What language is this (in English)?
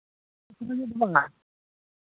Santali